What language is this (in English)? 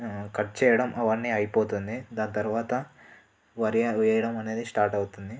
Telugu